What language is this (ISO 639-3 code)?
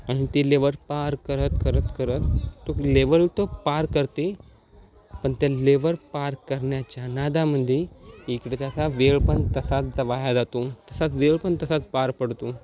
mar